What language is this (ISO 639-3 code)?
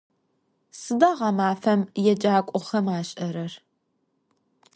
ady